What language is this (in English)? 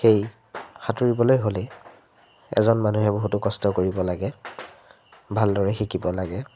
Assamese